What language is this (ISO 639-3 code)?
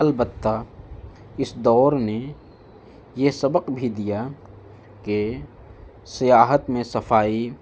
urd